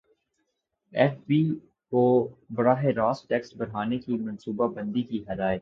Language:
Urdu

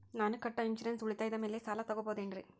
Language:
Kannada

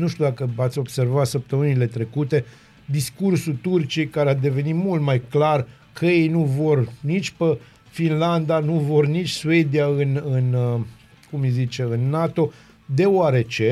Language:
Romanian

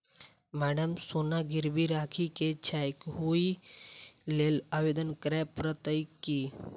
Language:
Maithili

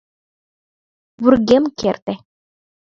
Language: Mari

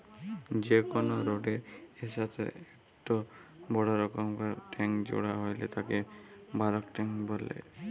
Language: Bangla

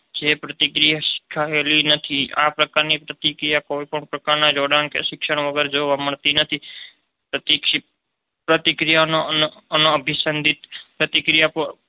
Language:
Gujarati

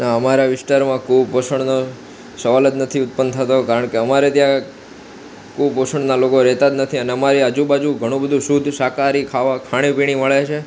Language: Gujarati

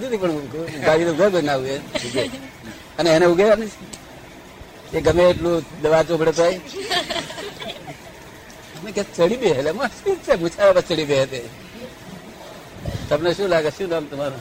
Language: Gujarati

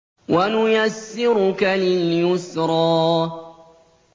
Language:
Arabic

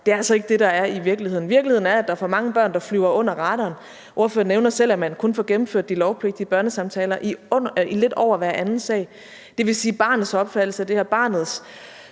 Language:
Danish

